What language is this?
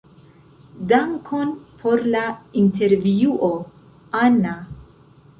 Esperanto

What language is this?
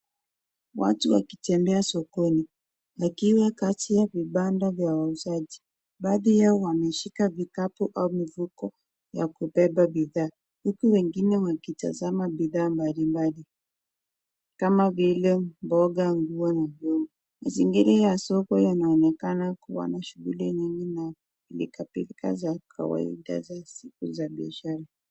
Swahili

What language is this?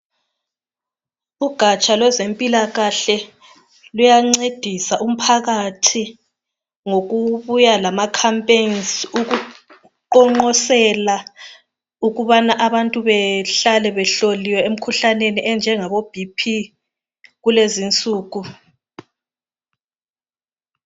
North Ndebele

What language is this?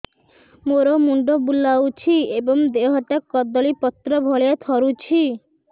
Odia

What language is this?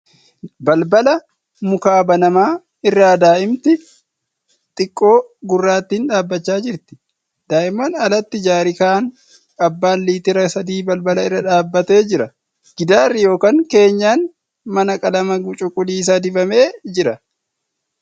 Oromo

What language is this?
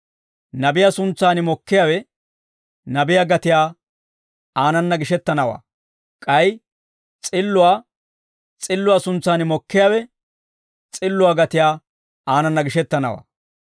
Dawro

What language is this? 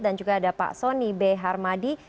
Indonesian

